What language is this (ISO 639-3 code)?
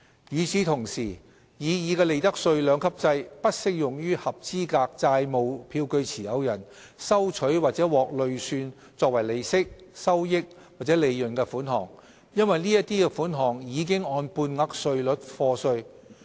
yue